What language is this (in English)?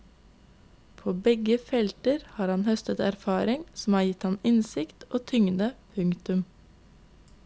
Norwegian